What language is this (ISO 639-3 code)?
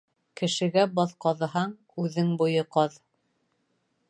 bak